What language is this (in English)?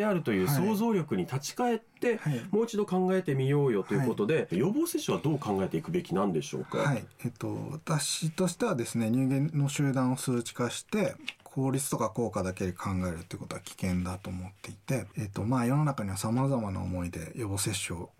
Japanese